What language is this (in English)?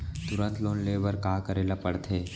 Chhattisgarhi